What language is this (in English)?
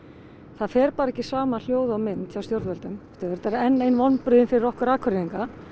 Icelandic